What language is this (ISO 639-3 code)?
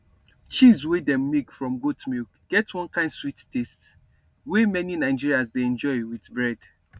pcm